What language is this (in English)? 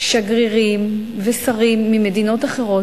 Hebrew